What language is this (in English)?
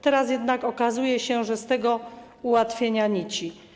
Polish